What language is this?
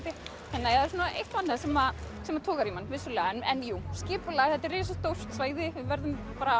Icelandic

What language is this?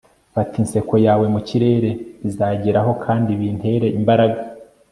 Kinyarwanda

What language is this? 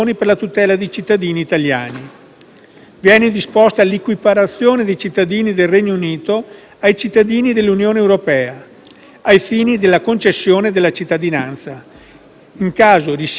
Italian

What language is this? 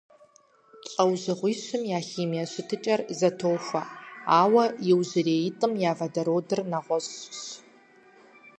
Kabardian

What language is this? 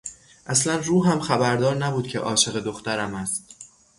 Persian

